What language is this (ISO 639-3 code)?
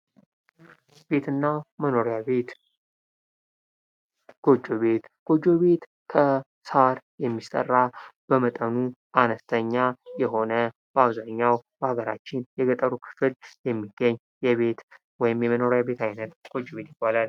amh